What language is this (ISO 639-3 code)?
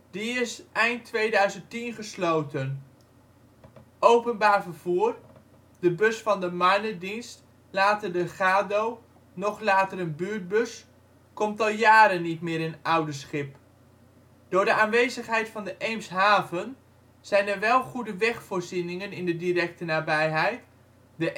nld